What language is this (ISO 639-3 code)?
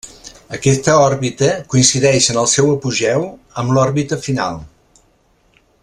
cat